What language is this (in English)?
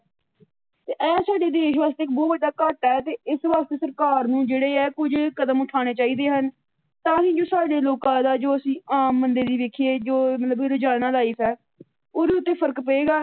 Punjabi